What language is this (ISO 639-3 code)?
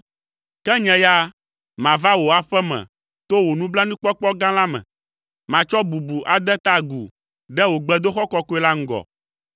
ewe